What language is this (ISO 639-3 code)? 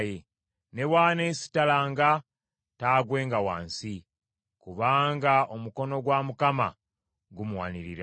lug